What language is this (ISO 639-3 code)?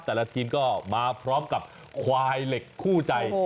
tha